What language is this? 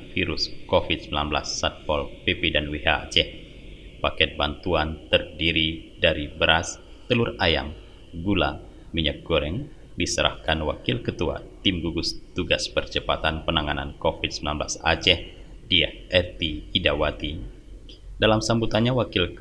Indonesian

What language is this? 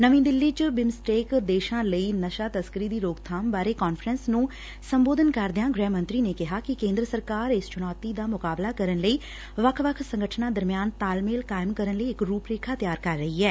Punjabi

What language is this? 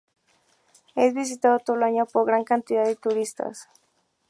Spanish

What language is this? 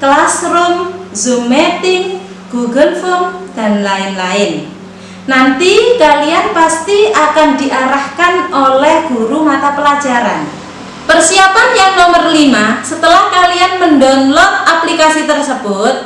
Indonesian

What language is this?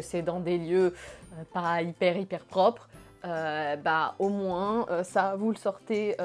French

